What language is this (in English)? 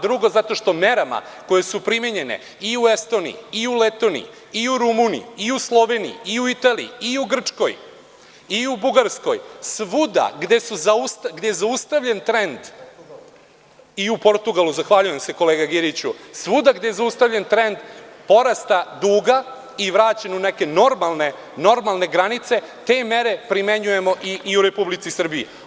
Serbian